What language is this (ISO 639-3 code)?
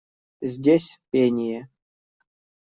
rus